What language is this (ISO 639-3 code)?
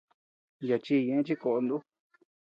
cux